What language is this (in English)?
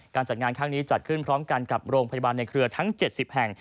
Thai